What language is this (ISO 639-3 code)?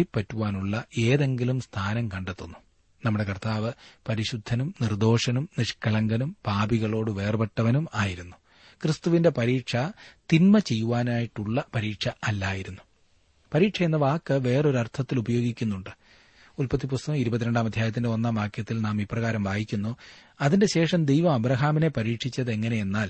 mal